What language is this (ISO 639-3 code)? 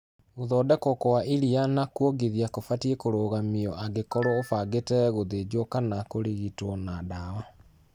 kik